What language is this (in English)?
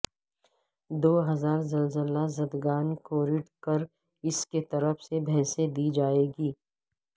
Urdu